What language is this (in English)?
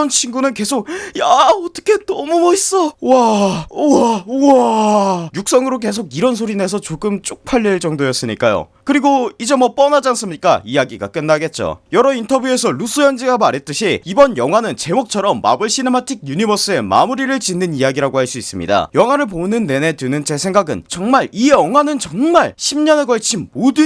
Korean